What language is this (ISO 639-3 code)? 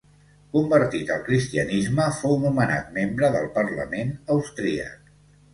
cat